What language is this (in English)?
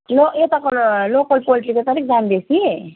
Nepali